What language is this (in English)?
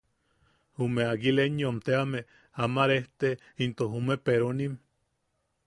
Yaqui